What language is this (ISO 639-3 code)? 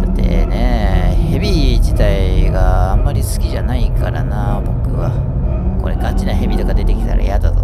jpn